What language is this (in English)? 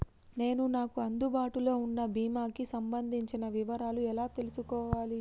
Telugu